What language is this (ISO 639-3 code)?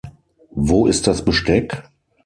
deu